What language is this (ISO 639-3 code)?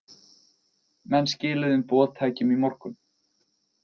isl